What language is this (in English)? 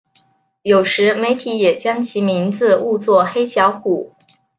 Chinese